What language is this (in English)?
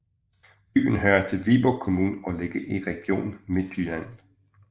Danish